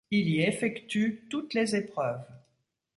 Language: French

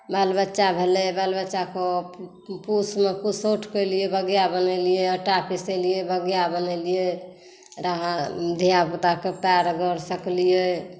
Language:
Maithili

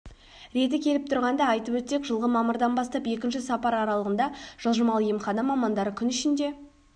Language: Kazakh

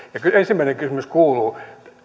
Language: Finnish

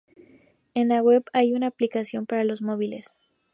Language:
Spanish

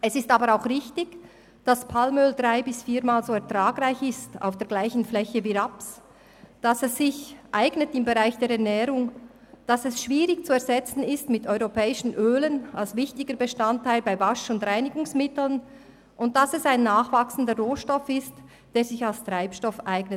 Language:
Swiss German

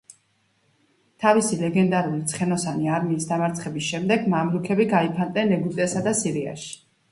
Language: Georgian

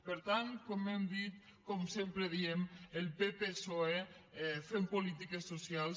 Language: Catalan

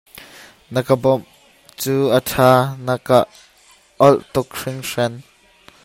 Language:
Hakha Chin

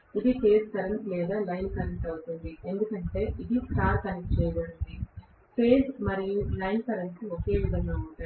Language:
Telugu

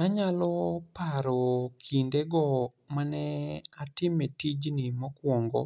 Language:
Luo (Kenya and Tanzania)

